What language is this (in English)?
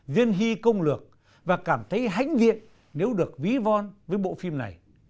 Vietnamese